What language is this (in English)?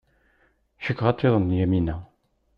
Kabyle